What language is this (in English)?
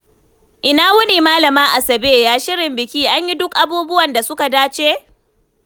Hausa